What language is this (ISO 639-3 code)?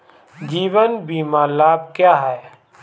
hin